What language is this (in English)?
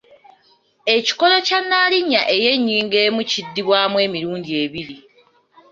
Ganda